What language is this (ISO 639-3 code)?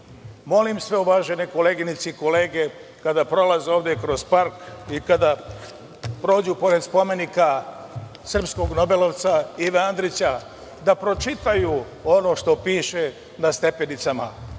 srp